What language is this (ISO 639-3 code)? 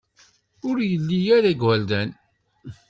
kab